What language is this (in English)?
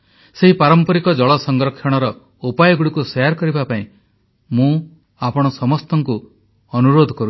Odia